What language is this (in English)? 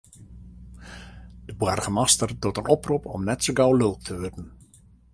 Western Frisian